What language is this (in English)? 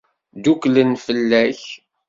Kabyle